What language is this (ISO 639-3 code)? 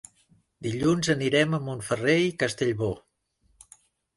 cat